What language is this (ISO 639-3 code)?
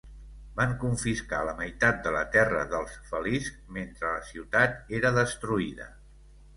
cat